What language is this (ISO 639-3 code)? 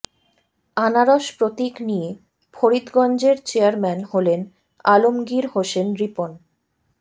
ben